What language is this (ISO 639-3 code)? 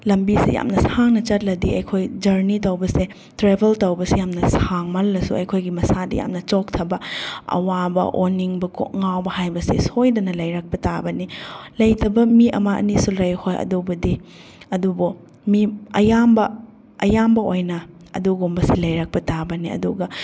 mni